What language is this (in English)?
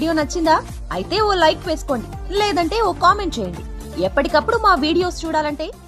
Telugu